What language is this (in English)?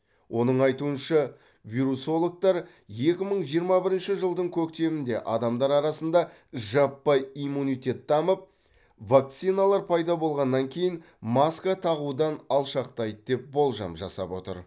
Kazakh